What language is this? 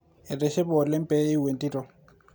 Masai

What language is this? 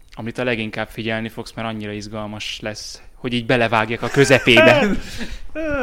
Hungarian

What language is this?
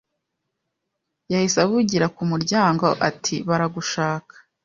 Kinyarwanda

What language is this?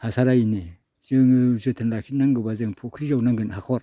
Bodo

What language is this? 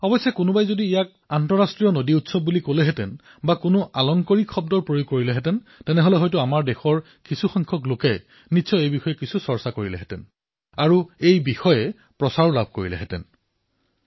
Assamese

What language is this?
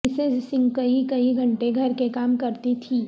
Urdu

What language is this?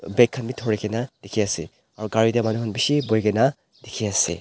Naga Pidgin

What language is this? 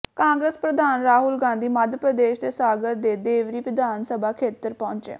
Punjabi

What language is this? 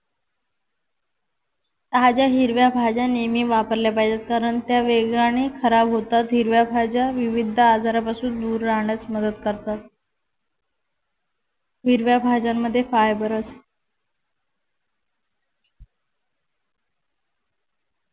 Marathi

